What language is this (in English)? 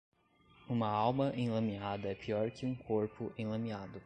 Portuguese